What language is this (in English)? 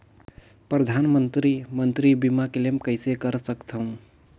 Chhattisgarhi